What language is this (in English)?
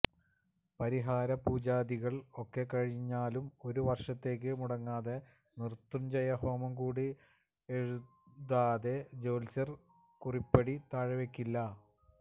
Malayalam